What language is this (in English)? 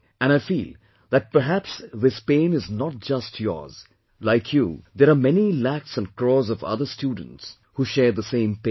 English